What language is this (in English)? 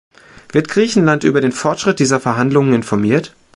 German